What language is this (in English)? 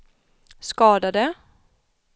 Swedish